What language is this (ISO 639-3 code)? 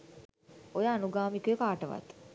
sin